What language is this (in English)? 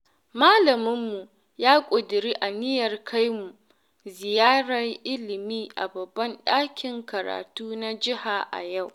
Hausa